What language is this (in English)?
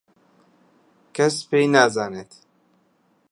Central Kurdish